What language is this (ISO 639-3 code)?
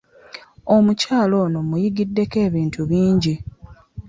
lug